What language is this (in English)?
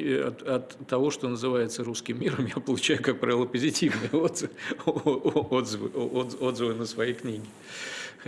Russian